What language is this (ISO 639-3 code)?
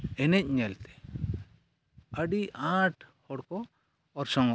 sat